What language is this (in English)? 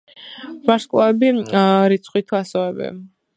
Georgian